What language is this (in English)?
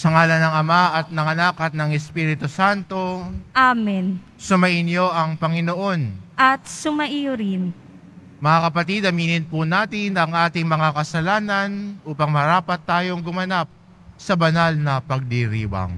Filipino